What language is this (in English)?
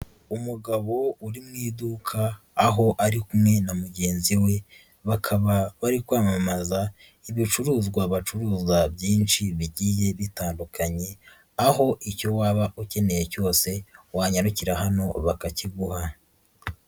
Kinyarwanda